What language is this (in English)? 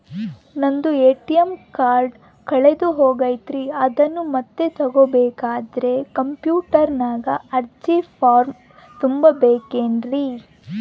Kannada